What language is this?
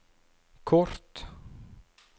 Norwegian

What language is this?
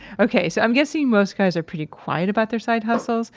English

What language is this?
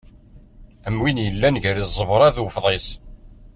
Kabyle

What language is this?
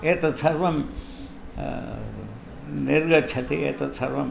Sanskrit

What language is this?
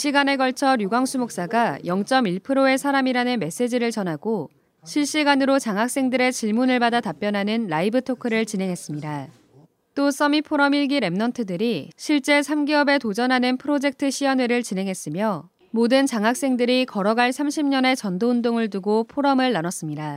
Korean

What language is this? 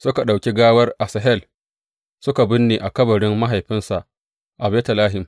Hausa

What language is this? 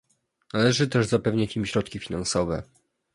Polish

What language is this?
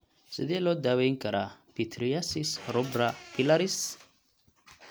Somali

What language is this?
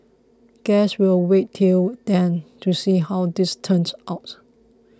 English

